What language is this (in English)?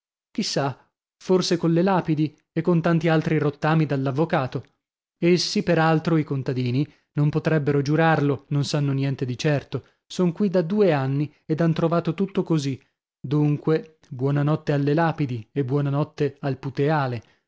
Italian